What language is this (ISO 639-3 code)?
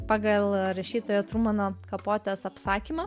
lit